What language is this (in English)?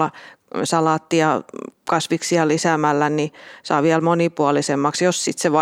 Finnish